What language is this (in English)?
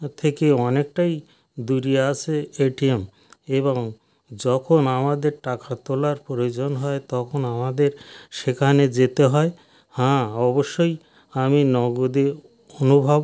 Bangla